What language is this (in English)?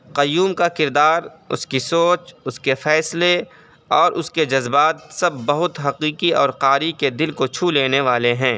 Urdu